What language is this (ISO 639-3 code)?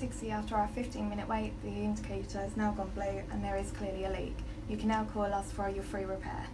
eng